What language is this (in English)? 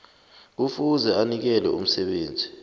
South Ndebele